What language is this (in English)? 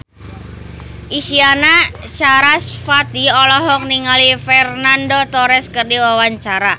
Sundanese